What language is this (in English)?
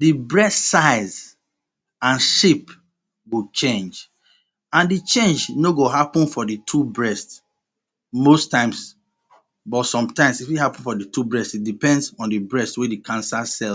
Nigerian Pidgin